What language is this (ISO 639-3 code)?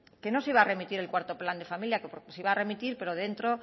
spa